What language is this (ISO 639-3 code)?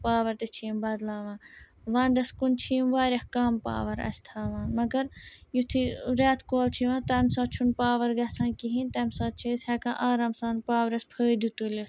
kas